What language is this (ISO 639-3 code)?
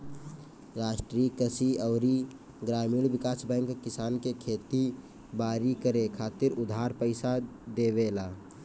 bho